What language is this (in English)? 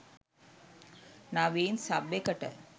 Sinhala